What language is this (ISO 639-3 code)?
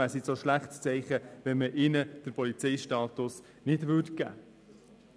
gsw